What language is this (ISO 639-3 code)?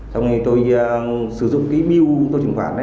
vie